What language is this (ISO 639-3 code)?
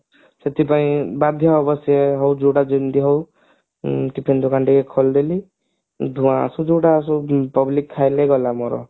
ori